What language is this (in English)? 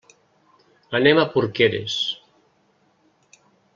Catalan